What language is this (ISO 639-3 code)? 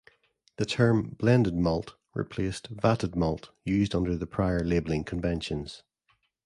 eng